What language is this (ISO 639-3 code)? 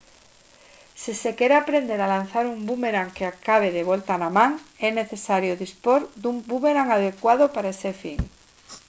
glg